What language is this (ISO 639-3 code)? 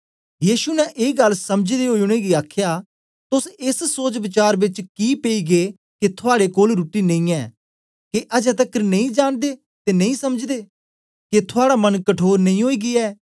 doi